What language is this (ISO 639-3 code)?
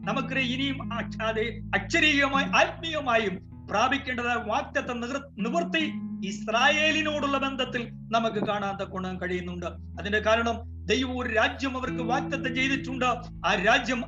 mal